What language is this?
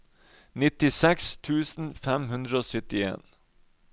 Norwegian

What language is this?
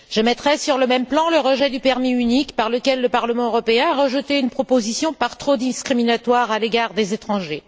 French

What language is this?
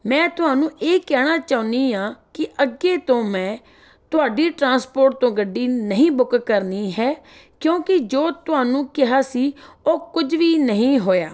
Punjabi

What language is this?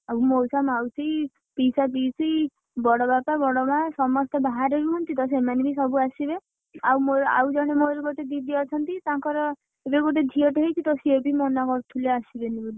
Odia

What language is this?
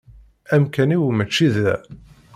Kabyle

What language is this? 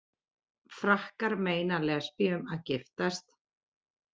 Icelandic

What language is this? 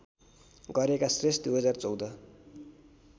Nepali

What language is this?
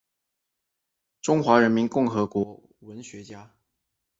Chinese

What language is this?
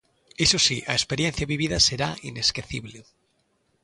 Galician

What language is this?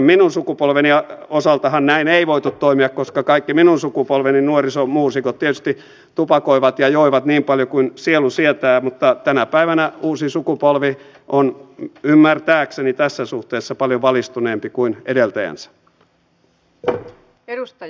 Finnish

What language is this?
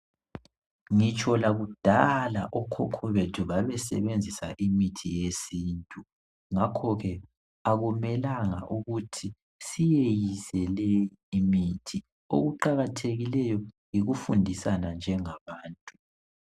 North Ndebele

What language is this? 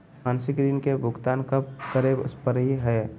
Magahi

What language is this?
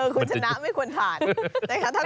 Thai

